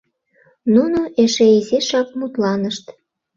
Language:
Mari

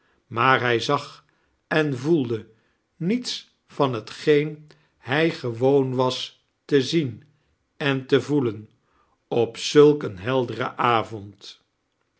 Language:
Dutch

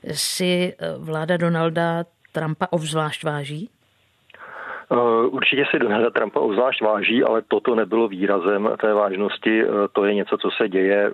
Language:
Czech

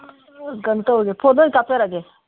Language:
Manipuri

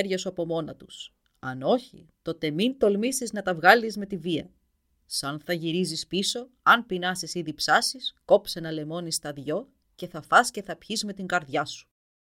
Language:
Greek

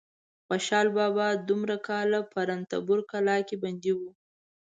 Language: Pashto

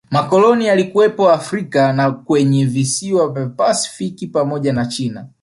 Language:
Swahili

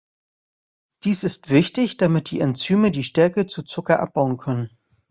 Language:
German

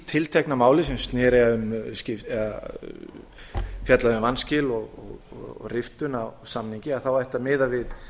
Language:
Icelandic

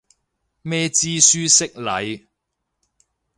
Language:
Cantonese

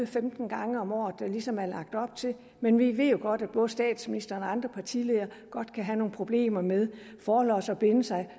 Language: Danish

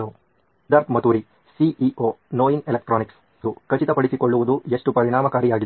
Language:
Kannada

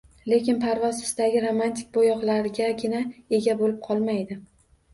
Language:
Uzbek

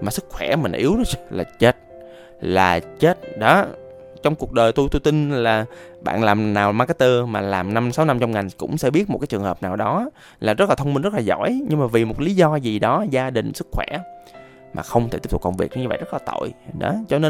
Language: Vietnamese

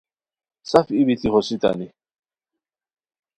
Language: Khowar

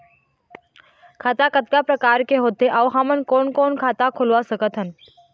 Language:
Chhattisgarhi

